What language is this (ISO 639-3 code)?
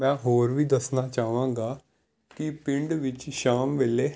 pan